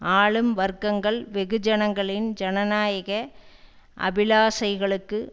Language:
Tamil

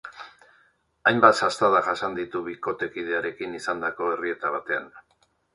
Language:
Basque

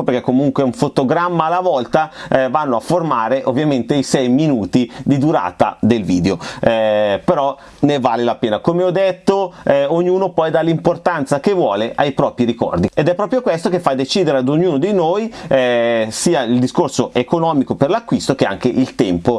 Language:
Italian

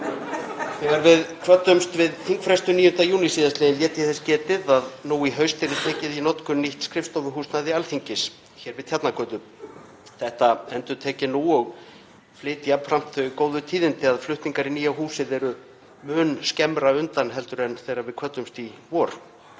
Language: Icelandic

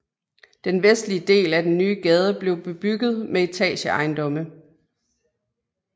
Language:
Danish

